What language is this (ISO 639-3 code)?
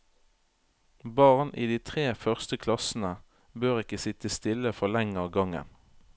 nor